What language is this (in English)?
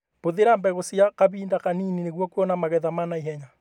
Kikuyu